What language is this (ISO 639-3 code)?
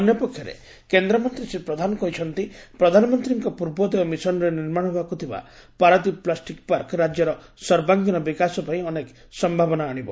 ori